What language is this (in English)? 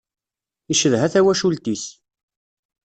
Kabyle